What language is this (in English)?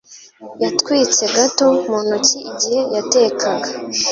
Kinyarwanda